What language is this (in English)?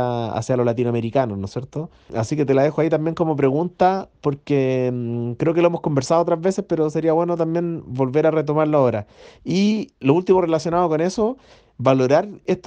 Spanish